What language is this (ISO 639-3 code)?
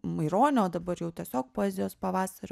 lit